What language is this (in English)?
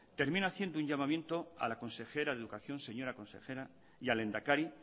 Spanish